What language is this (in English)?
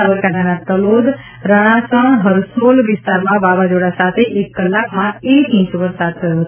Gujarati